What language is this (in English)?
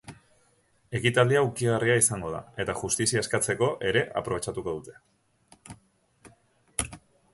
Basque